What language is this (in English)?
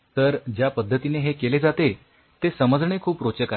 Marathi